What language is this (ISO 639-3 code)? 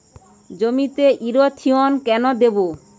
ben